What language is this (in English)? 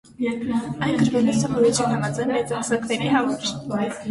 Armenian